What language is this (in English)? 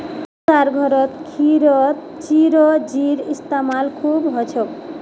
Magahi